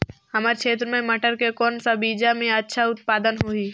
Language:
Chhattisgarhi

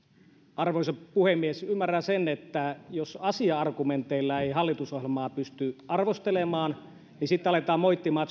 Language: Finnish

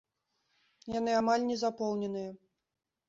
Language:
Belarusian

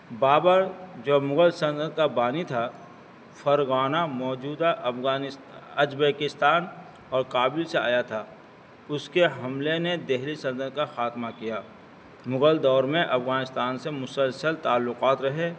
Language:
Urdu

